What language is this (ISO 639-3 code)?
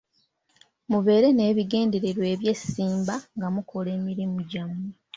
lug